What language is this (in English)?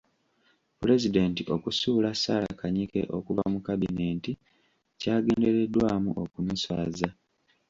Ganda